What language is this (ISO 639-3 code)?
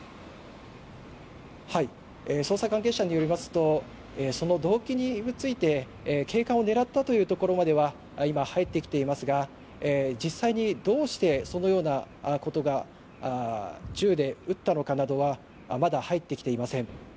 jpn